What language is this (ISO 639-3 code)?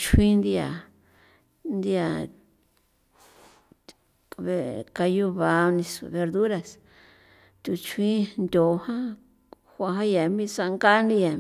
pow